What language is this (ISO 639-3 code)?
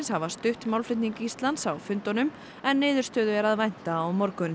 isl